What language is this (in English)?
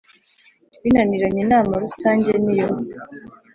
Kinyarwanda